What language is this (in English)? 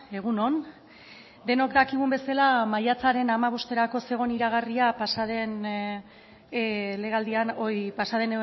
Basque